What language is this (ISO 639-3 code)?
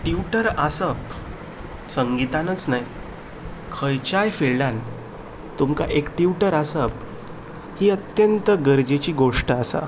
kok